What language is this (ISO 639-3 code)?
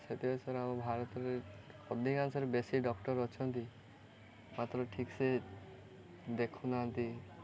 ori